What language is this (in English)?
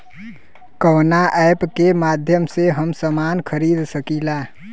Bhojpuri